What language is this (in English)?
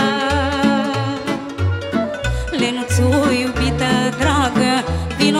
Romanian